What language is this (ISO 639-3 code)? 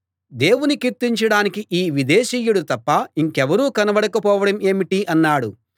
tel